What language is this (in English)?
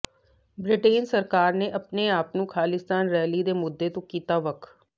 Punjabi